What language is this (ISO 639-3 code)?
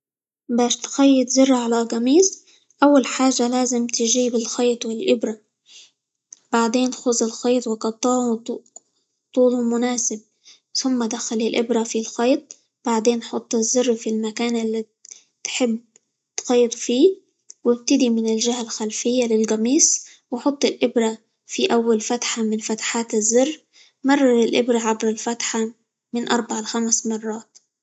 ayl